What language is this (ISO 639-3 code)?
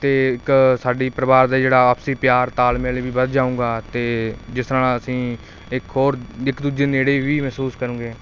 pan